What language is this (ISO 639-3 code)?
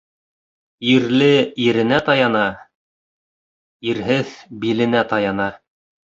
bak